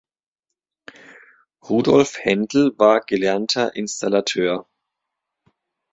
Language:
German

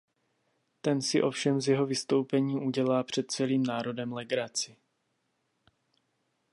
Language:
Czech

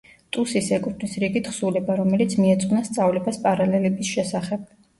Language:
Georgian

